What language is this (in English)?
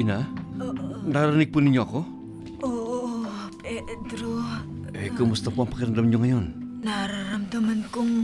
Filipino